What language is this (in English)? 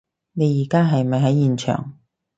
Cantonese